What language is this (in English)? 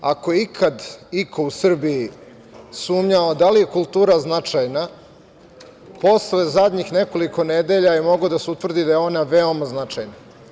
Serbian